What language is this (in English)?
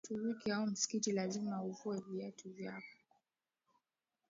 Swahili